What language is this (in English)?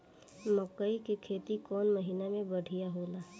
Bhojpuri